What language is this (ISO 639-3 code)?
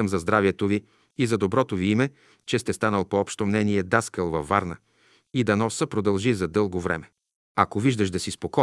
bul